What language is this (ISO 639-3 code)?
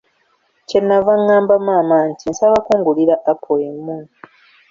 lug